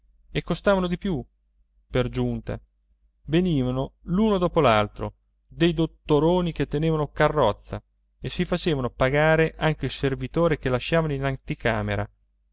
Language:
Italian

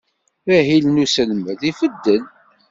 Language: Kabyle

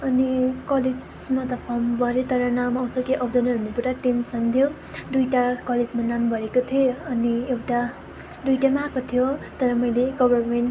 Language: Nepali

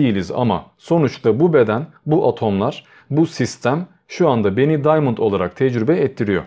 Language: Turkish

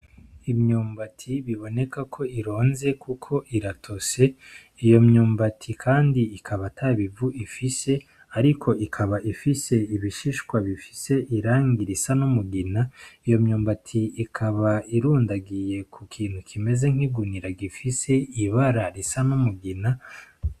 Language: Rundi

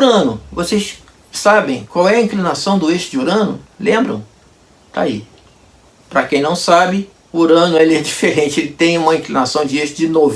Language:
Portuguese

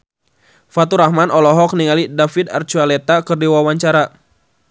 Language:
Sundanese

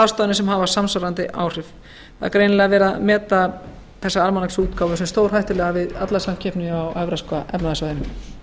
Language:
Icelandic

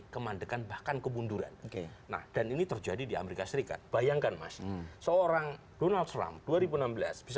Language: Indonesian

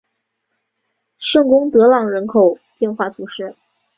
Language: Chinese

